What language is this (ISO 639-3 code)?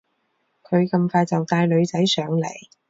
yue